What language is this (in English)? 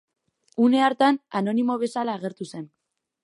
Basque